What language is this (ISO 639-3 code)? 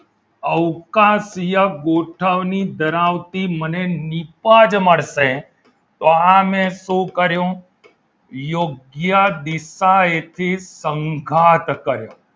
guj